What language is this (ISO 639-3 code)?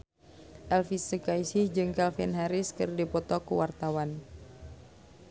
sun